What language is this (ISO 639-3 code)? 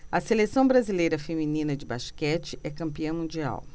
por